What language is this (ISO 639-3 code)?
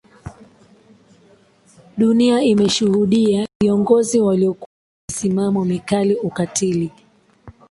swa